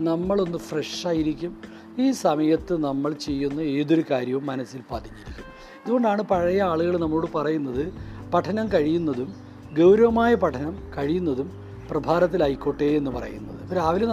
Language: Malayalam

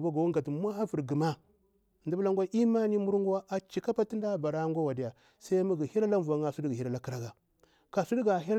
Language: Bura-Pabir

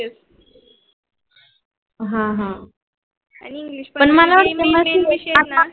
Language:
Marathi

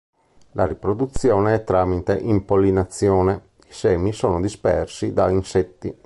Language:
Italian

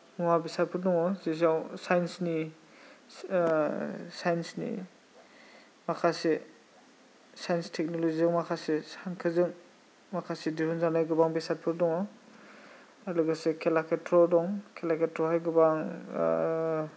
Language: Bodo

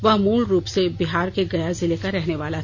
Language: Hindi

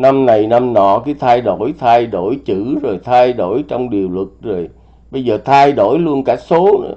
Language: Vietnamese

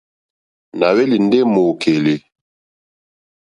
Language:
Mokpwe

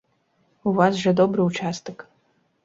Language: Belarusian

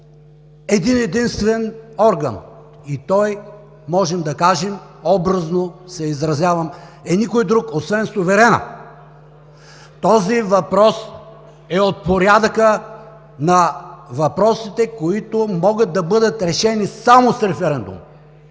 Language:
Bulgarian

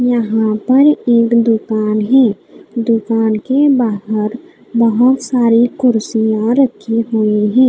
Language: Hindi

